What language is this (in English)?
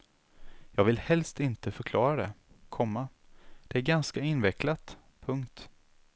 Swedish